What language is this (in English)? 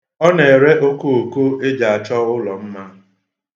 Igbo